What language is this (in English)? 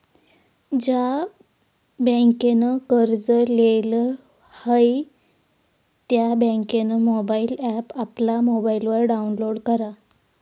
Marathi